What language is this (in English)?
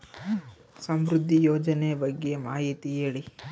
Kannada